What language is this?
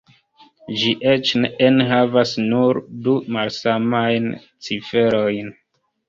Esperanto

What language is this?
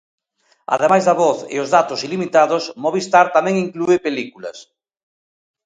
Galician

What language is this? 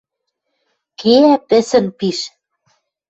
Western Mari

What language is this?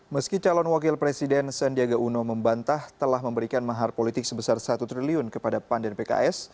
Indonesian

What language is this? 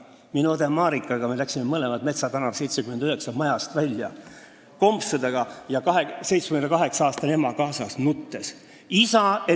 Estonian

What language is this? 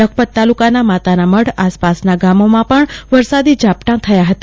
Gujarati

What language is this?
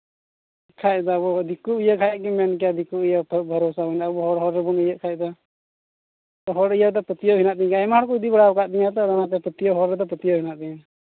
Santali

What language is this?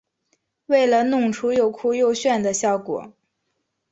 Chinese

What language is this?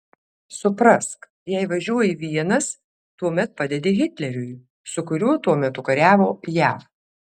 Lithuanian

